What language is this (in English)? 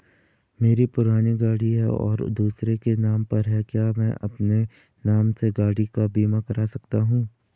Hindi